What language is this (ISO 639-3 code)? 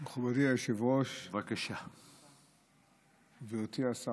heb